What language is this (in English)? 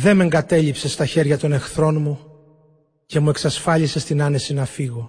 Greek